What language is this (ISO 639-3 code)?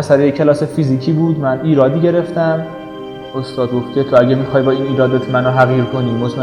fas